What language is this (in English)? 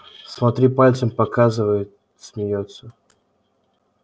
Russian